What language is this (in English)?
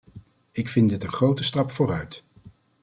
Dutch